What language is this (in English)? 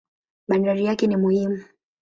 Swahili